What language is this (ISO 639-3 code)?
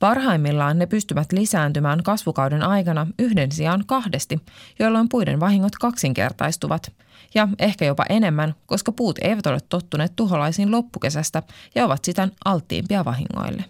fin